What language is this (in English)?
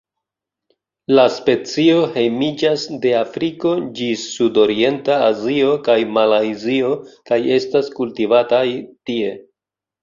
Esperanto